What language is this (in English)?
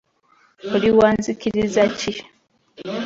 Ganda